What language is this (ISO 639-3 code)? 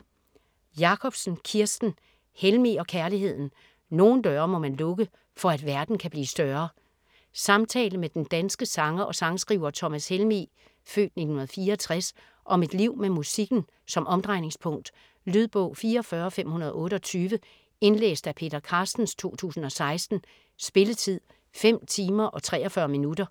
dan